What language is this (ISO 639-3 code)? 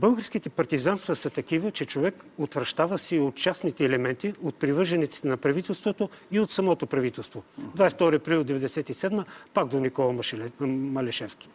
bul